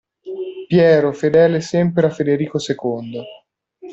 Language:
Italian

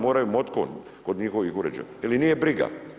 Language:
Croatian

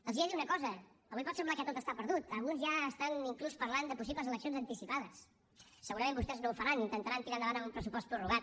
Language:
Catalan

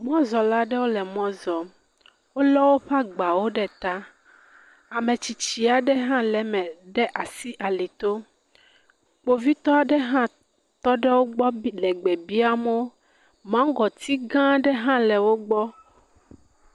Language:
Ewe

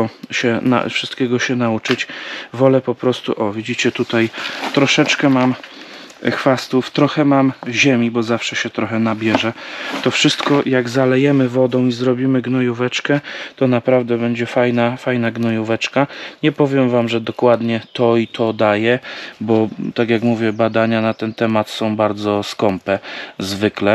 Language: Polish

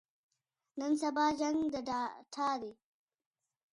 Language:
Pashto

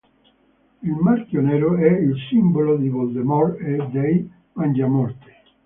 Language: Italian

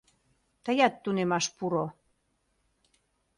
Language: Mari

